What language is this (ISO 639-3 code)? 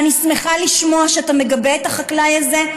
heb